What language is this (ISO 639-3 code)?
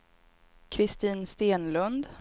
swe